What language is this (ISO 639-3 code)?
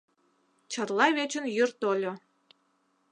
chm